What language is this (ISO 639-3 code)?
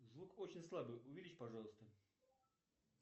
rus